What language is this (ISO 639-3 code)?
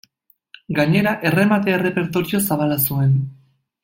eus